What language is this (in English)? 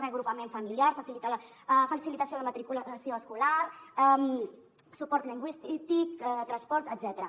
Catalan